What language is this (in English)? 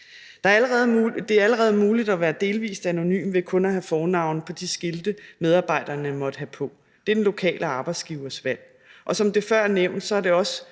Danish